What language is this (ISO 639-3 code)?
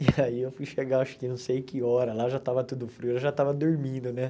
por